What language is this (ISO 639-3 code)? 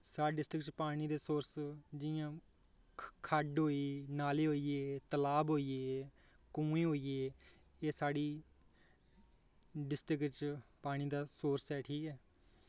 doi